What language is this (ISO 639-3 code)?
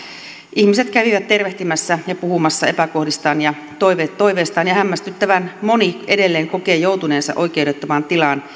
fin